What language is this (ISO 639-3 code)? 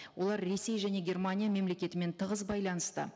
kaz